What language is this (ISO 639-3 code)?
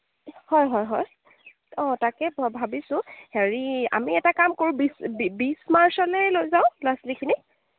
asm